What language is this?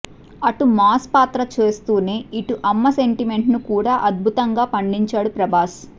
Telugu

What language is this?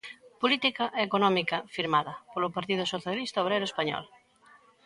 Galician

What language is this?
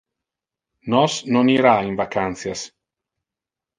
Interlingua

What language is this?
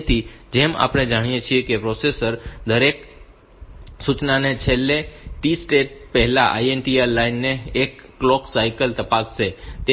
Gujarati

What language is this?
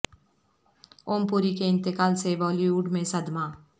Urdu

